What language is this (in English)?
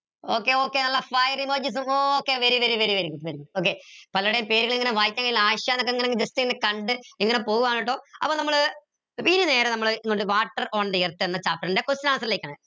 Malayalam